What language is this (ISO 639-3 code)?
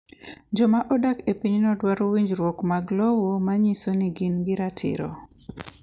luo